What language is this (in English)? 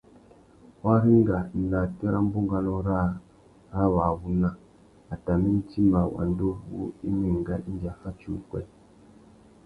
Tuki